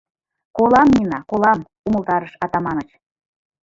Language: Mari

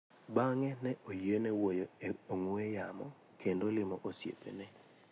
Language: Luo (Kenya and Tanzania)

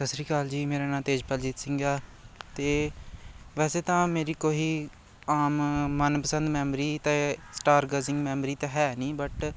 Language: Punjabi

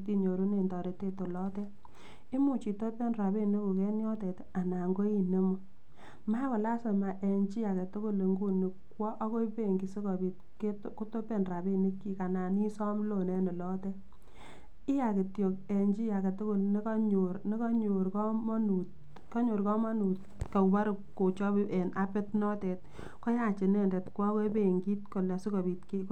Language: Kalenjin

